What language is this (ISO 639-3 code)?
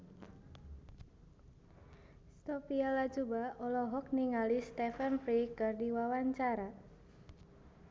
sun